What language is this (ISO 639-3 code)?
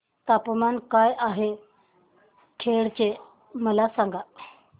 mar